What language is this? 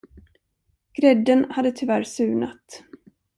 Swedish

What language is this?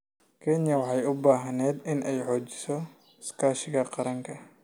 Somali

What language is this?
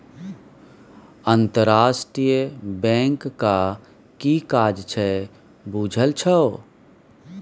Maithili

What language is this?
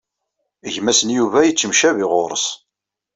Kabyle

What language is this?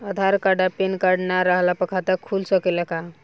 Bhojpuri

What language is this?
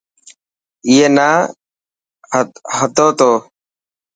Dhatki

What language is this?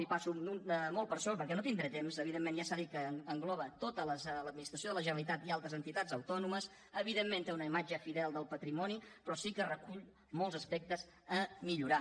Catalan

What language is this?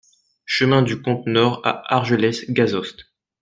French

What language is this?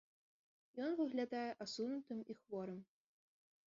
Belarusian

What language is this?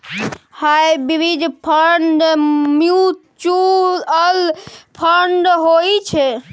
Maithili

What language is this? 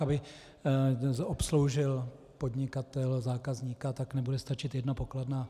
Czech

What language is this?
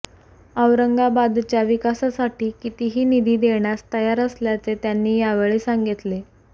Marathi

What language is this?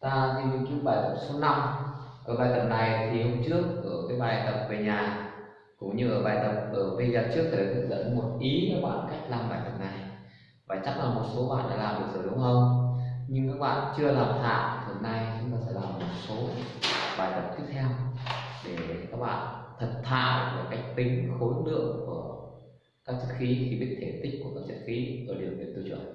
Vietnamese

